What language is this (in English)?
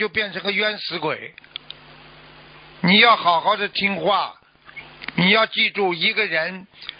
Chinese